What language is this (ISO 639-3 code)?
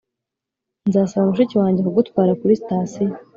kin